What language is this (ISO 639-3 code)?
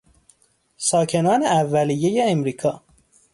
fas